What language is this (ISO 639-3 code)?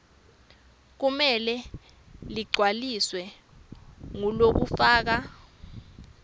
ssw